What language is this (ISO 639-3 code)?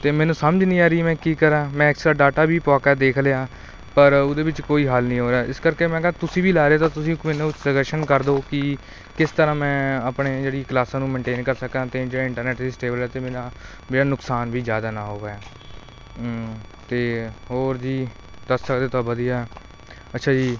pan